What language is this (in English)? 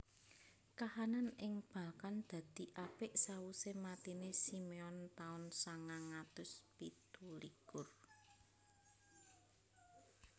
Javanese